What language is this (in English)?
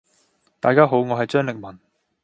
Cantonese